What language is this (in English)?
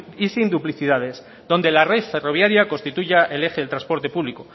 Spanish